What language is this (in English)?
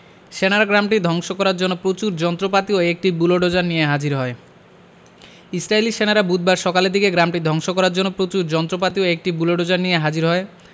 Bangla